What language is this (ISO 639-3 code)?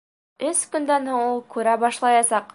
bak